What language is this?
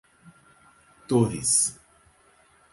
Portuguese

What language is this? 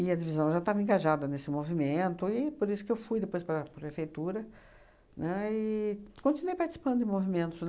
Portuguese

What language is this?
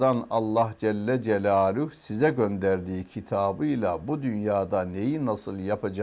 Turkish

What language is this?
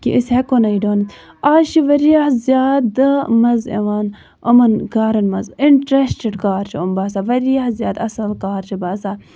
Kashmiri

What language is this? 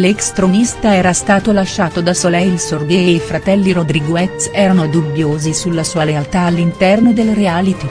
Italian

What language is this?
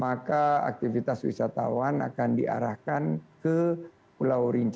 Indonesian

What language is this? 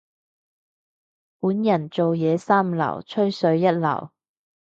Cantonese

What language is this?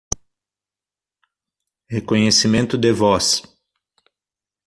Portuguese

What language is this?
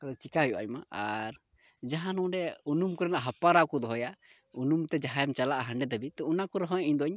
Santali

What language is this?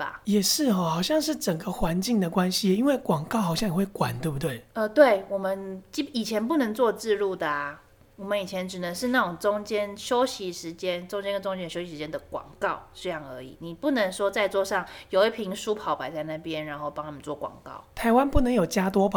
Chinese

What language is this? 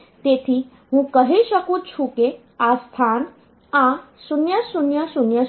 Gujarati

